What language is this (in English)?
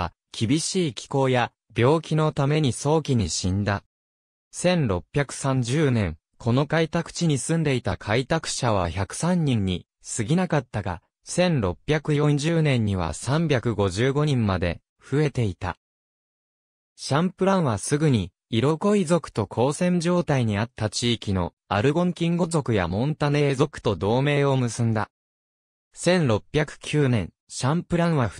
Japanese